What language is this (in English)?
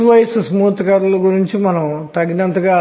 Telugu